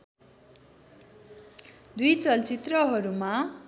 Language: Nepali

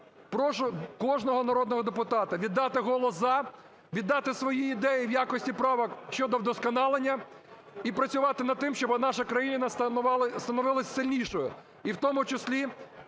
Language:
Ukrainian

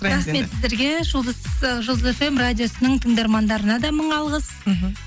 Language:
Kazakh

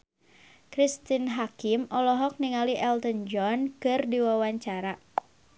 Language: Sundanese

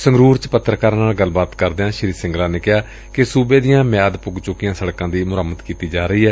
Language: Punjabi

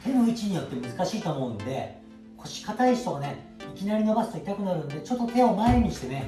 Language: Japanese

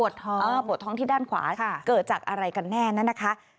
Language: Thai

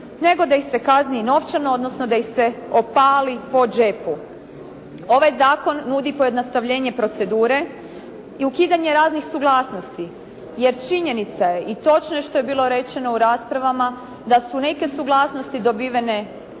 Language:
Croatian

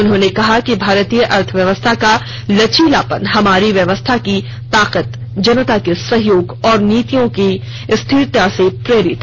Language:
Hindi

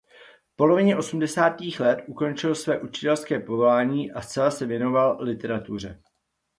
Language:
Czech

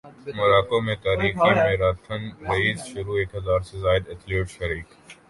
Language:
Urdu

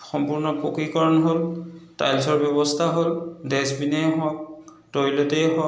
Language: Assamese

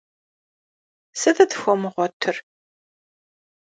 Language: Kabardian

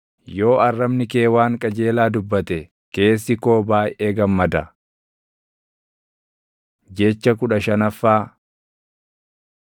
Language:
Oromo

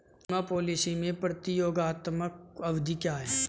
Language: Hindi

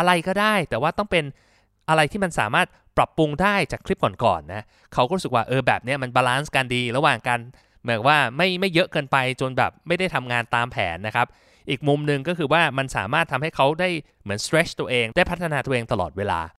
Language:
Thai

